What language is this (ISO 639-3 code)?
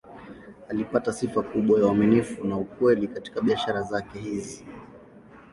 swa